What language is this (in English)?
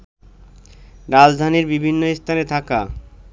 Bangla